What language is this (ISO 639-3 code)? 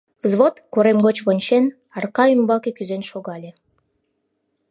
chm